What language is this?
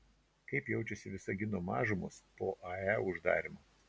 Lithuanian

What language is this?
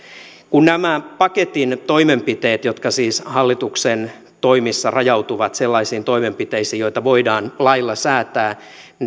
Finnish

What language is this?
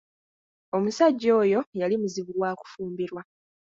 Ganda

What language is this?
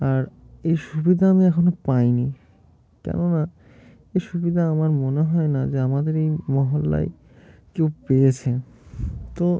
Bangla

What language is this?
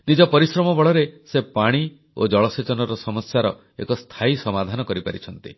Odia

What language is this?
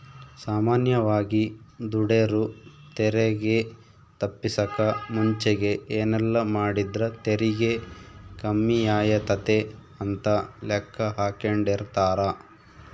Kannada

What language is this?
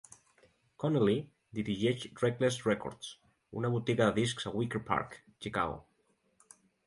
Catalan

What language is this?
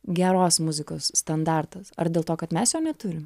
Lithuanian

